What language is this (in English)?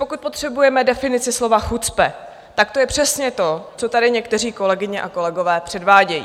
Czech